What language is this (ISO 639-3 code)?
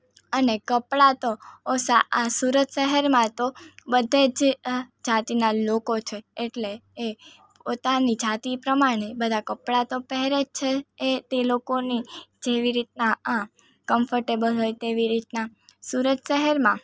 guj